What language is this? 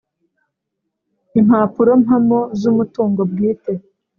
Kinyarwanda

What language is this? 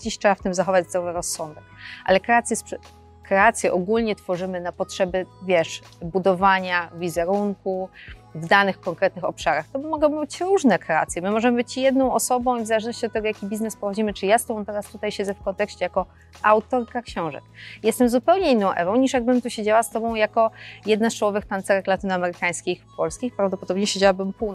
Polish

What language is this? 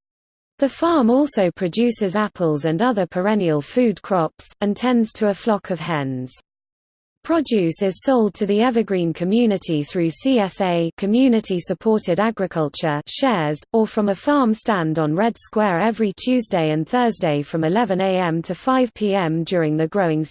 English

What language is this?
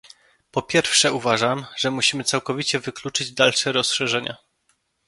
Polish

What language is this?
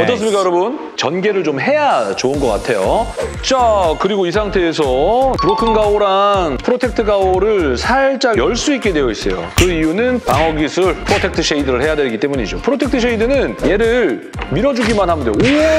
Korean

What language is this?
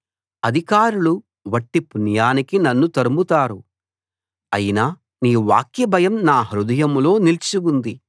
Telugu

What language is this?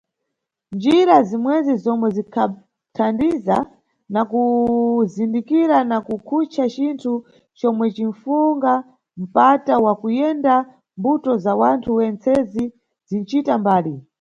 Nyungwe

